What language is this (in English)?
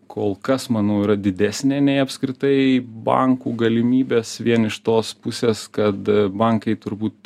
Lithuanian